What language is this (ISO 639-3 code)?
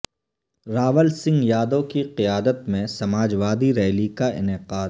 urd